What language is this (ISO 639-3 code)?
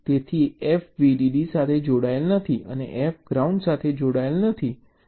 guj